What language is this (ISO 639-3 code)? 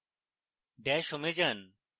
ben